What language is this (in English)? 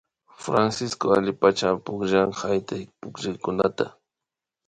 Imbabura Highland Quichua